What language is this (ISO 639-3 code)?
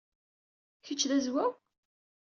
kab